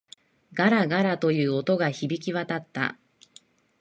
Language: Japanese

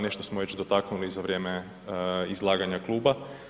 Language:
Croatian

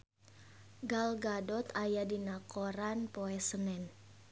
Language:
Sundanese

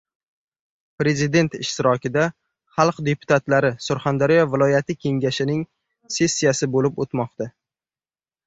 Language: Uzbek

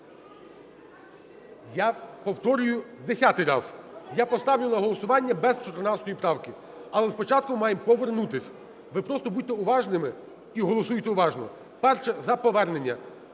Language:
Ukrainian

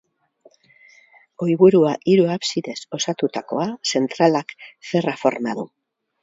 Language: Basque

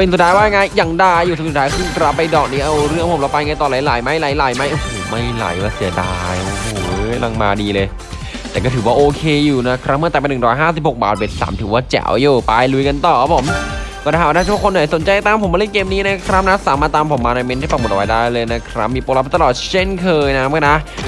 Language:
Thai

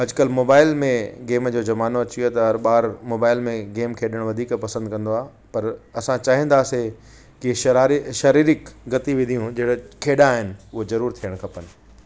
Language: Sindhi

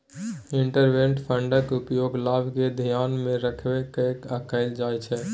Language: Maithili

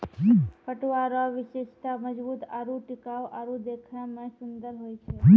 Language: Maithili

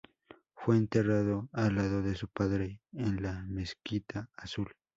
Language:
Spanish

